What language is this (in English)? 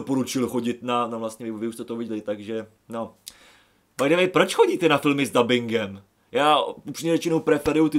Czech